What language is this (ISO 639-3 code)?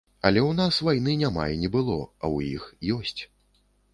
bel